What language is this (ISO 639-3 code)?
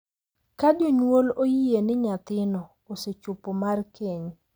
luo